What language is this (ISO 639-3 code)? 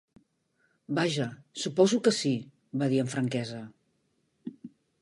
cat